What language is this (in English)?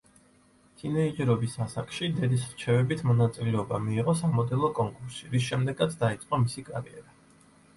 Georgian